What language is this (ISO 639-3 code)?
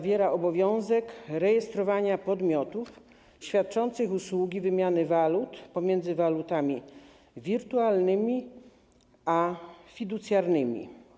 pol